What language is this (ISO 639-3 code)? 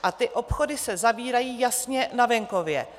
ces